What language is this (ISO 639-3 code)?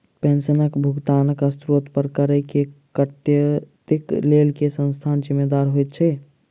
mai